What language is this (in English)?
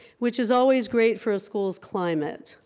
English